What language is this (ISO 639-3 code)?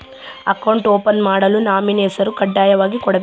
kan